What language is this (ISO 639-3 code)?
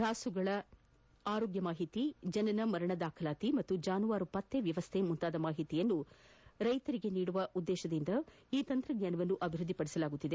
kan